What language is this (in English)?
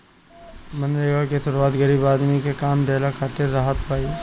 Bhojpuri